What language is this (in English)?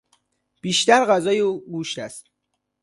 Persian